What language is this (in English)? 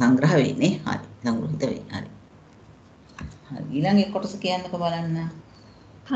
Indonesian